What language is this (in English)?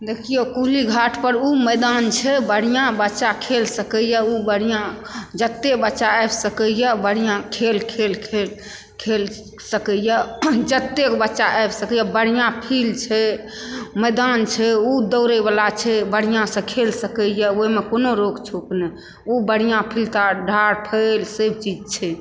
Maithili